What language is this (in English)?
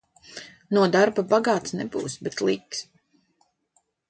Latvian